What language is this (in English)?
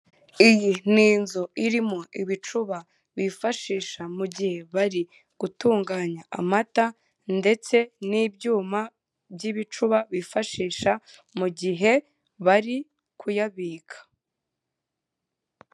Kinyarwanda